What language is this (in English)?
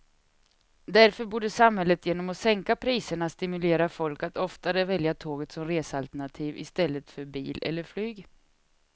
Swedish